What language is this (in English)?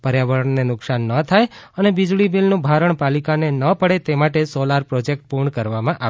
Gujarati